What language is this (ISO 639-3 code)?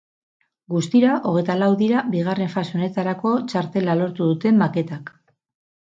eus